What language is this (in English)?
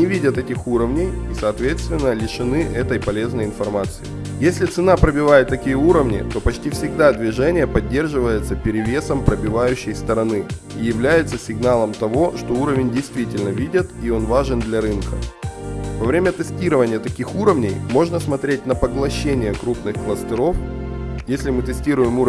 Russian